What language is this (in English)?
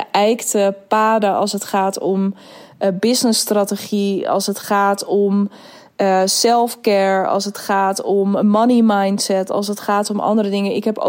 Dutch